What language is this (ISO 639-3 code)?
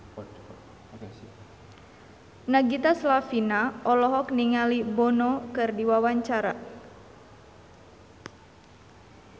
sun